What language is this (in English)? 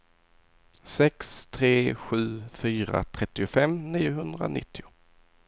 Swedish